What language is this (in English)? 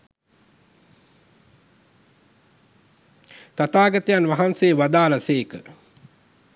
Sinhala